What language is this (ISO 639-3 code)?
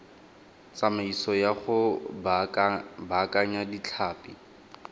tsn